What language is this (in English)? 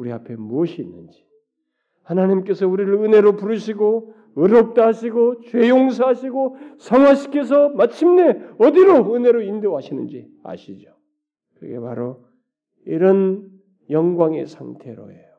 Korean